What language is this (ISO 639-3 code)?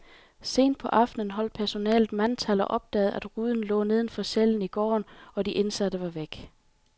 dan